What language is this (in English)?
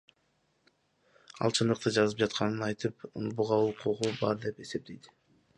Kyrgyz